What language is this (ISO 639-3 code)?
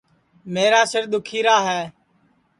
ssi